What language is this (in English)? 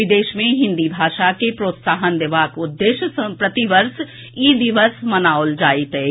Maithili